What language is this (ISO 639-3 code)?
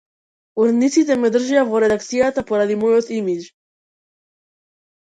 mkd